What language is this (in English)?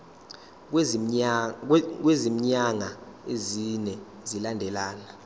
Zulu